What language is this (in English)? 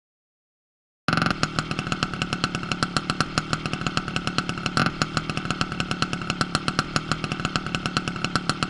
English